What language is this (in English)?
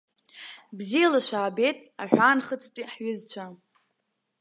Abkhazian